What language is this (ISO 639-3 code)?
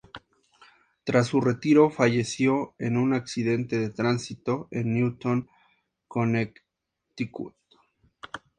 spa